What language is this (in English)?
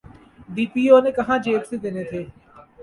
Urdu